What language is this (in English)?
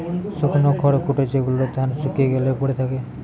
Bangla